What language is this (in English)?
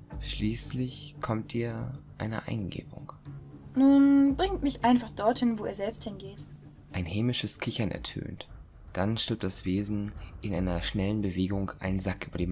German